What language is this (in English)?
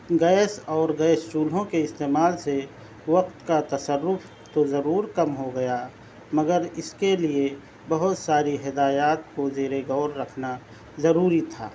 Urdu